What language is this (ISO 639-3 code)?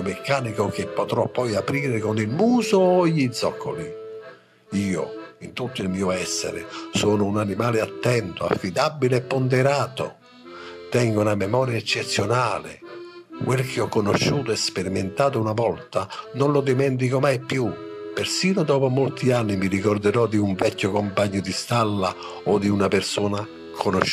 ita